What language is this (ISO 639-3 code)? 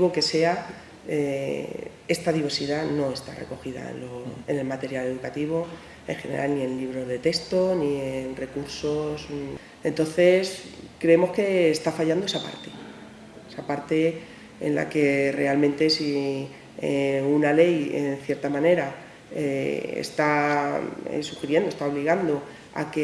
spa